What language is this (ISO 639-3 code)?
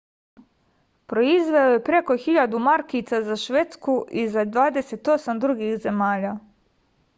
srp